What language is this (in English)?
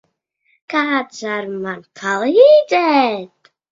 Latvian